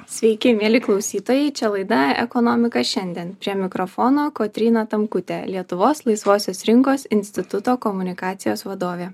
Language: Lithuanian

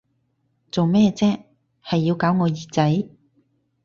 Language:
Cantonese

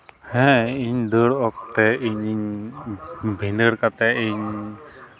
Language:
Santali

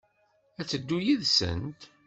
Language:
Kabyle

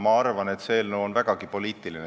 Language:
Estonian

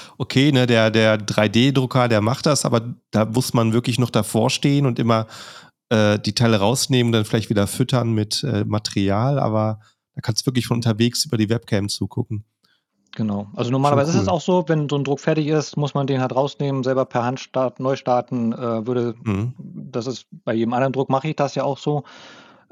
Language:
German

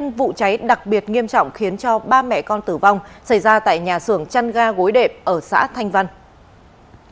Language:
Vietnamese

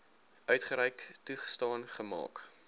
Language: Afrikaans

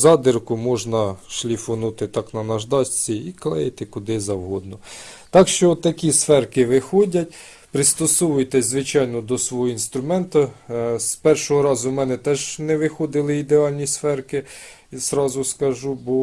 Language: Ukrainian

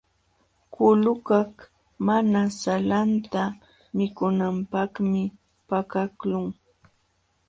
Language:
Jauja Wanca Quechua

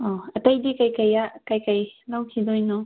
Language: Manipuri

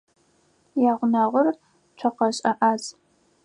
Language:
Adyghe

